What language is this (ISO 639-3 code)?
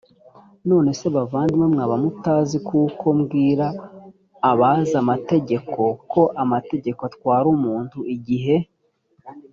kin